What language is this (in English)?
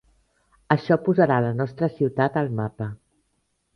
Catalan